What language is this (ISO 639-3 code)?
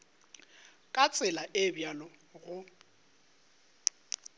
nso